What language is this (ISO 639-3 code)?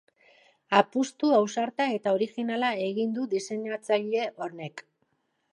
eus